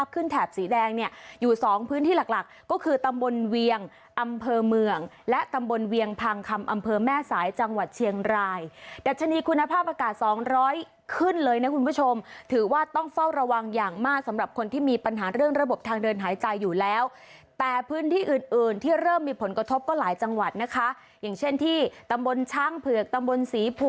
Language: Thai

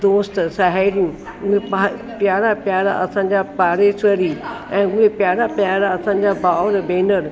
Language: Sindhi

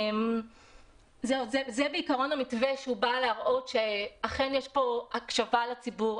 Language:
Hebrew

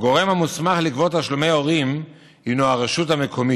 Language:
Hebrew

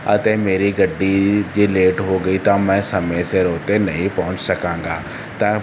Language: Punjabi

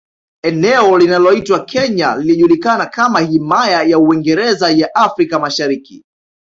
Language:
Swahili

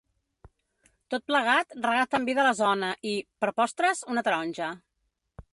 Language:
Catalan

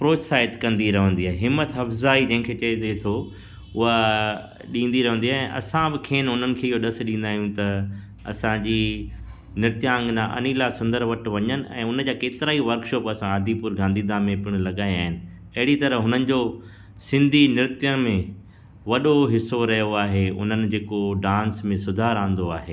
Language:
Sindhi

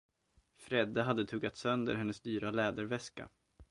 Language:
Swedish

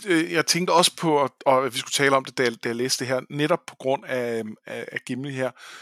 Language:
Danish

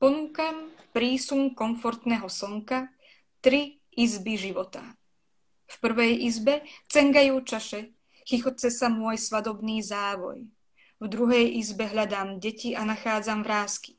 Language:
Slovak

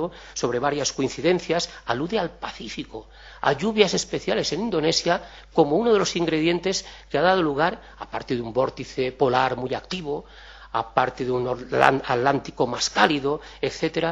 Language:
Spanish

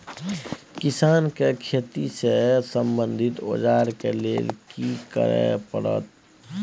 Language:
Maithili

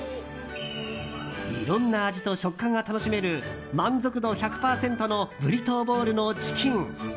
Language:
Japanese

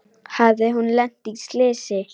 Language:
Icelandic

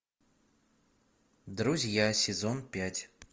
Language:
Russian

